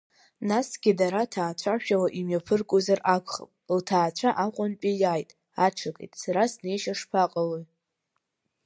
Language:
Abkhazian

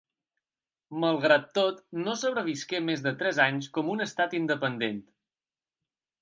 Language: Catalan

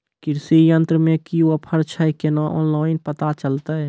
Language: Maithili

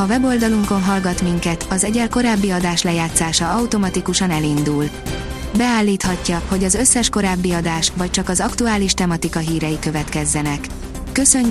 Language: Hungarian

